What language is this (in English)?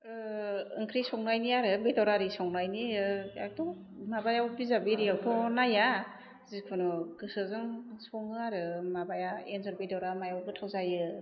Bodo